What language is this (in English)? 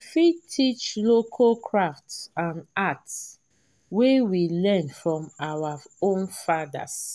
Nigerian Pidgin